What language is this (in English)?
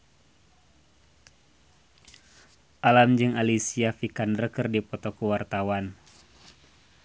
Sundanese